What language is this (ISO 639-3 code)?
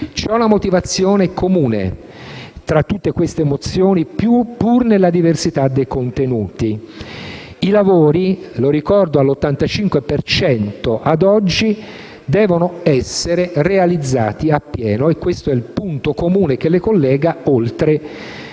ita